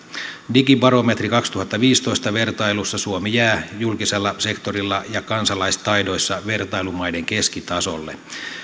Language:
Finnish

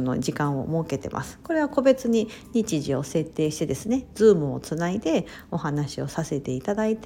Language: Japanese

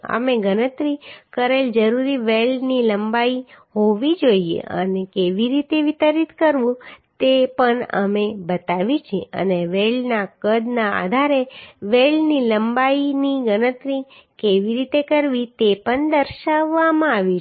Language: Gujarati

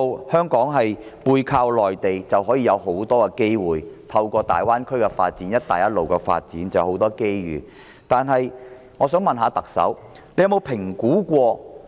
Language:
Cantonese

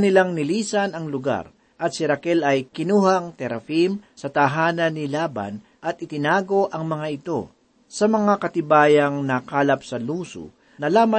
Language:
Filipino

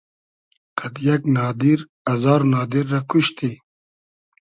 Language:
Hazaragi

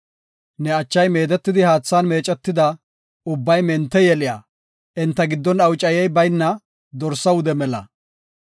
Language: Gofa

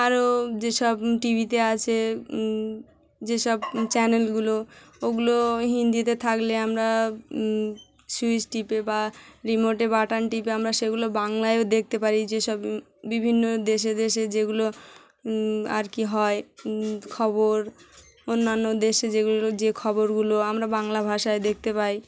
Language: Bangla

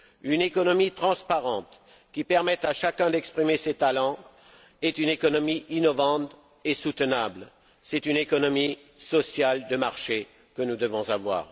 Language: French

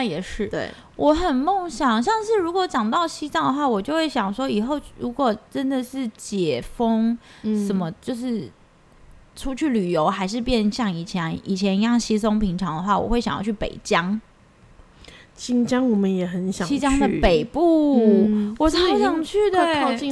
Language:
Chinese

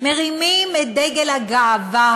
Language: Hebrew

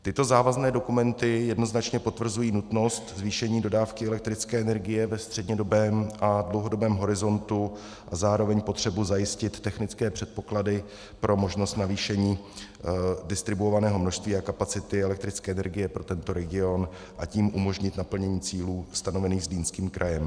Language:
Czech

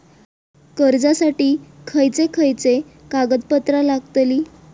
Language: Marathi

